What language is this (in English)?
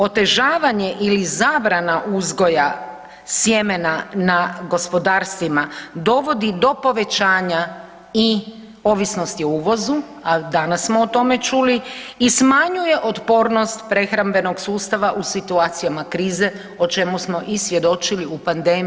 Croatian